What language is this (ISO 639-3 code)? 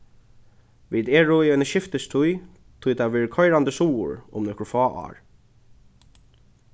fao